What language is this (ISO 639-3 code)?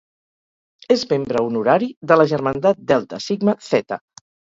cat